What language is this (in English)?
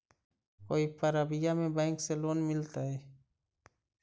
Magahi